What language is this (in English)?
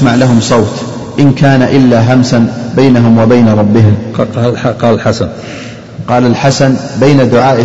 Arabic